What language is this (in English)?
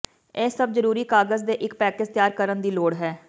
Punjabi